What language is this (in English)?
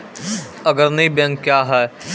Maithili